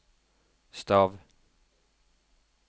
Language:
Norwegian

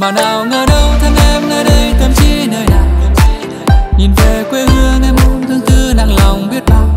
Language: Vietnamese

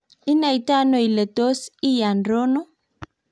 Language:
Kalenjin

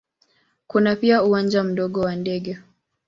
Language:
Swahili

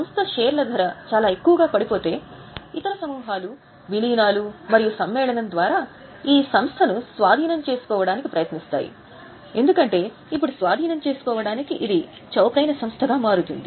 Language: Telugu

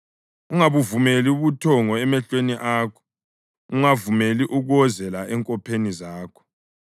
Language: North Ndebele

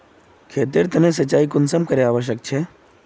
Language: Magahi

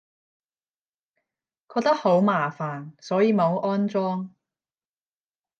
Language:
Cantonese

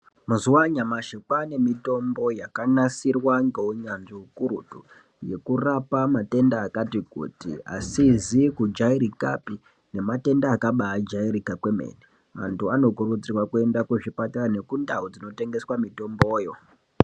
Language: Ndau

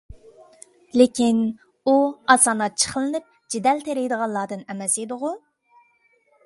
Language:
Uyghur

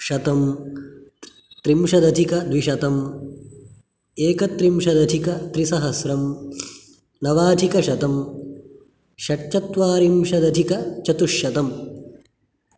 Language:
Sanskrit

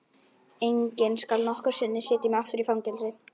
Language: Icelandic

